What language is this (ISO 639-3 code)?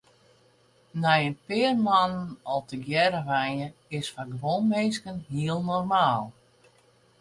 fry